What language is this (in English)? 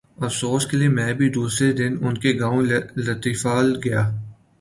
Urdu